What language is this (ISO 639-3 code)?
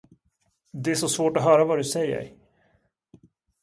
swe